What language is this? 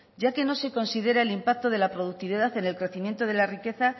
Spanish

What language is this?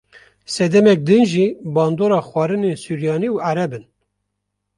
Kurdish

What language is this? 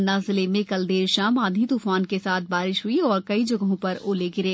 Hindi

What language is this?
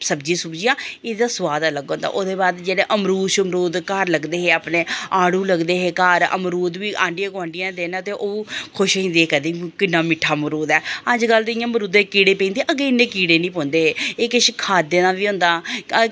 Dogri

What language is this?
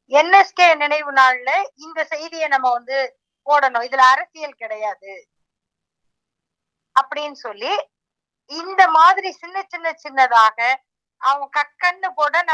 Tamil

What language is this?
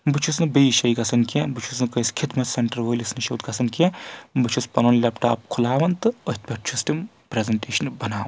Kashmiri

